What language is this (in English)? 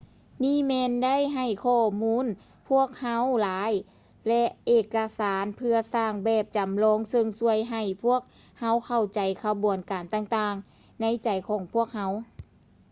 Lao